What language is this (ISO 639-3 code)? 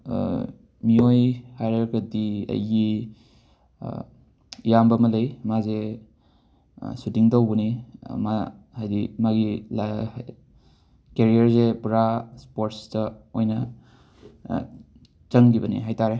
mni